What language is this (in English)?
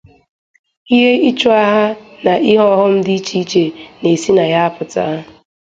Igbo